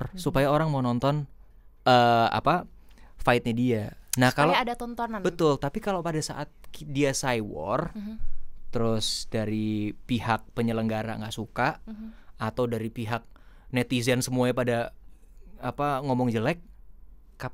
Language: Indonesian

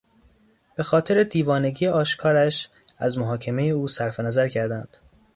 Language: Persian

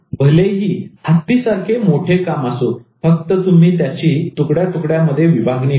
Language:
Marathi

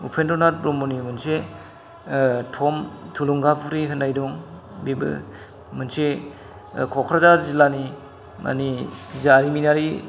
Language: Bodo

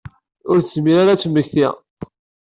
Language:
Kabyle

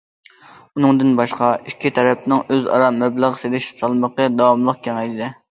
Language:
Uyghur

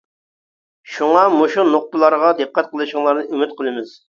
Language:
Uyghur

